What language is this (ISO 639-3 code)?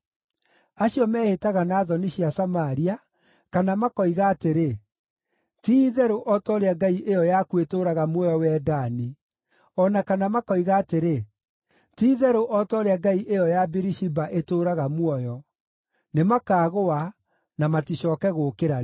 kik